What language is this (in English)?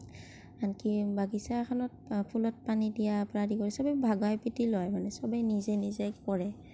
Assamese